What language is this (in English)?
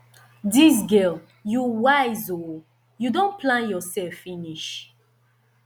Nigerian Pidgin